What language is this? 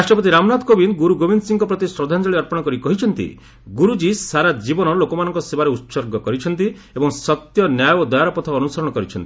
Odia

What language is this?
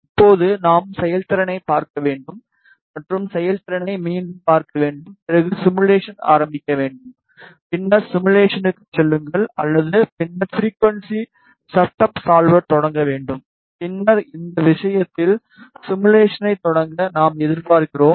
Tamil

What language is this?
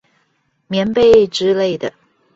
Chinese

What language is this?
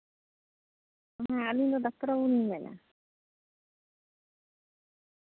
Santali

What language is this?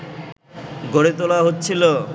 Bangla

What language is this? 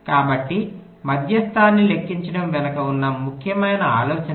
Telugu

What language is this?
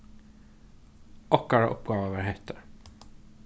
Faroese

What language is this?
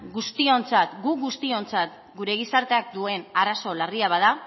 Basque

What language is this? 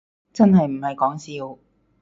Cantonese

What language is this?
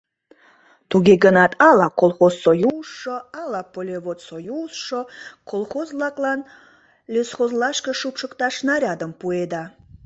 Mari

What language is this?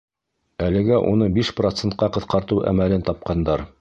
Bashkir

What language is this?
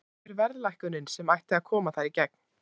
Icelandic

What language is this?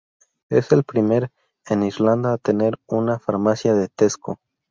Spanish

